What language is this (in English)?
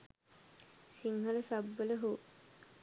Sinhala